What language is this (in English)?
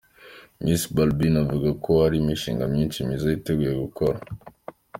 Kinyarwanda